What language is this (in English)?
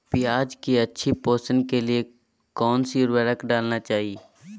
Magahi